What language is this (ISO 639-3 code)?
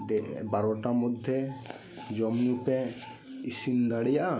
sat